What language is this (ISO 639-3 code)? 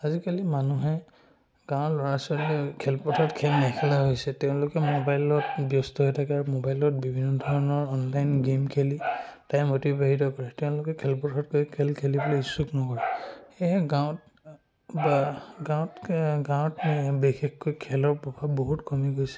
asm